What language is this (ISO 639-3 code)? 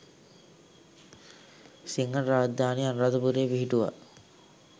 sin